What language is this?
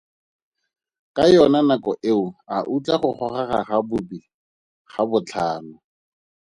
Tswana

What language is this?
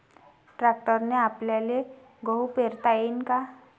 Marathi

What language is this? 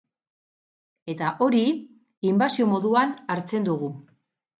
Basque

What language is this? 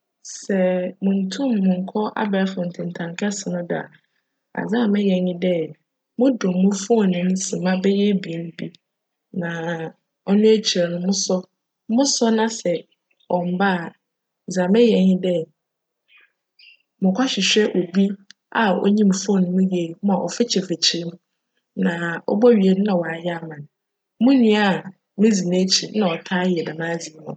Akan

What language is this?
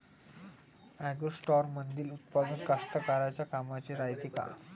Marathi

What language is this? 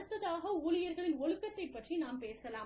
Tamil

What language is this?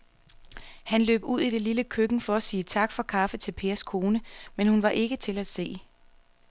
Danish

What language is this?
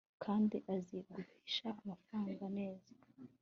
Kinyarwanda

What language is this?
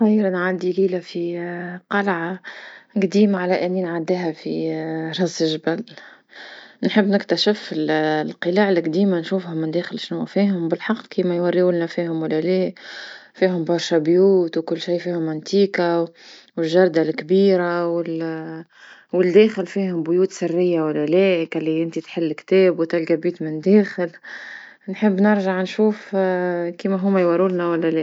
Tunisian Arabic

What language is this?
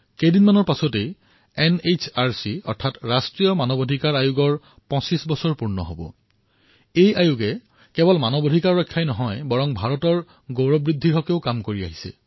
Assamese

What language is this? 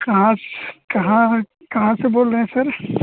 Hindi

